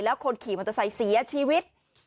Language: Thai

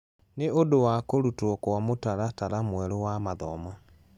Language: Kikuyu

